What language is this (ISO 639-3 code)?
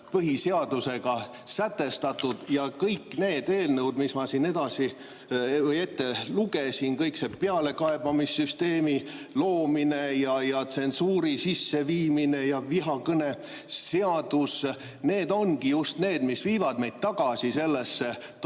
est